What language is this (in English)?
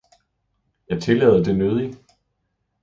Danish